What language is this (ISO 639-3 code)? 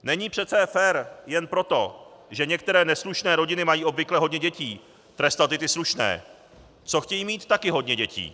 ces